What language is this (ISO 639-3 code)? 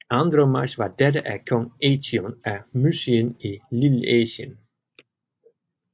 dan